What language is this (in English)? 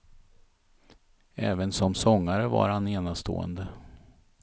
Swedish